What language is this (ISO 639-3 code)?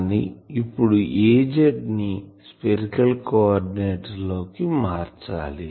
tel